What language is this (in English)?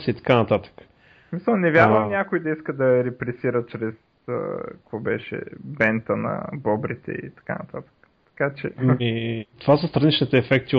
Bulgarian